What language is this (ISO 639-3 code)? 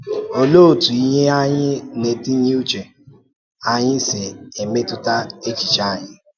ibo